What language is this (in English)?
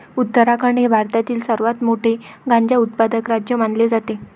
Marathi